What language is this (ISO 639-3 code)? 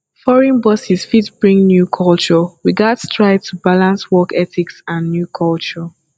pcm